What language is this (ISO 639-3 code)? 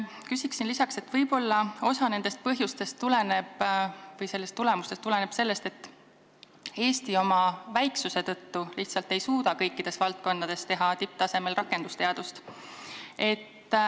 est